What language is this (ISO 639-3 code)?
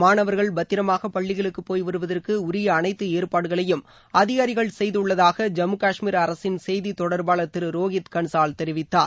tam